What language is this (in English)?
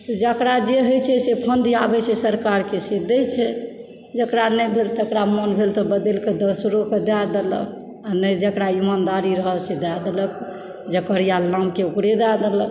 Maithili